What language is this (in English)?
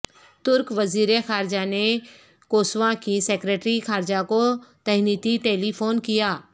Urdu